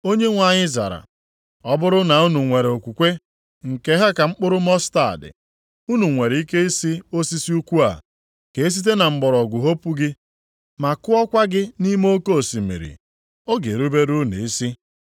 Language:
Igbo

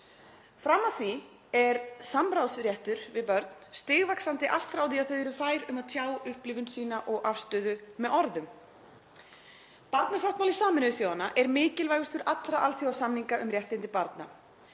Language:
Icelandic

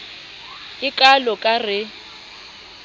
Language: Southern Sotho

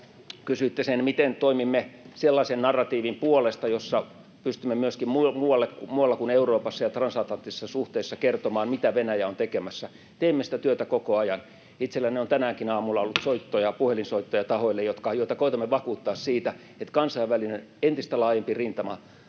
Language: Finnish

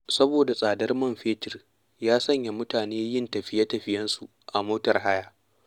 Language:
Hausa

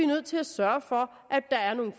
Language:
Danish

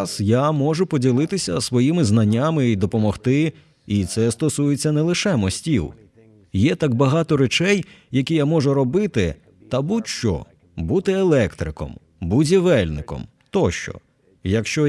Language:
Ukrainian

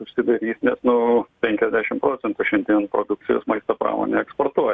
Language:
Lithuanian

